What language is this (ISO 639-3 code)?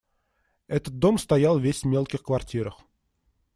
rus